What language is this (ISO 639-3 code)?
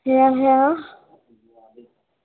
asm